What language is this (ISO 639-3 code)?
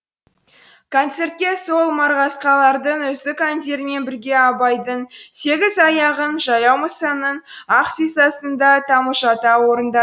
kaz